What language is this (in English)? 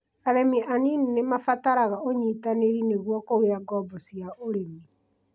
Kikuyu